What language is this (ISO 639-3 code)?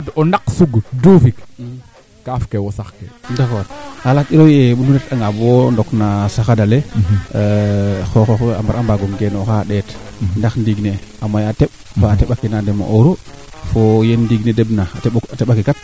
srr